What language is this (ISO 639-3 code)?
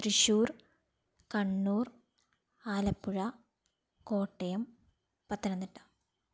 mal